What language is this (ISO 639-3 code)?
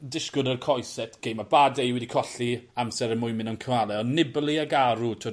cym